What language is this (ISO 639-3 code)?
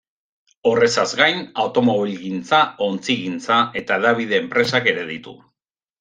eus